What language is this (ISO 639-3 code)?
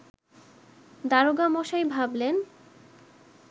ben